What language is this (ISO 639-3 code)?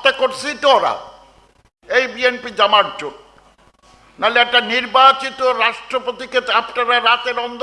ben